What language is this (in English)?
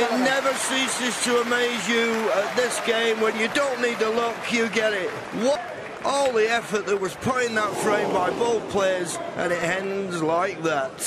English